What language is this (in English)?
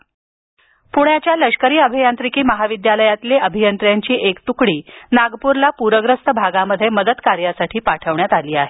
Marathi